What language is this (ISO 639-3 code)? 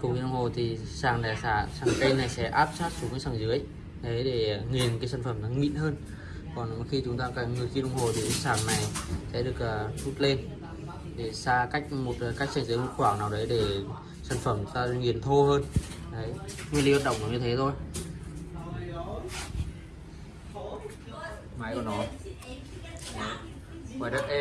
vie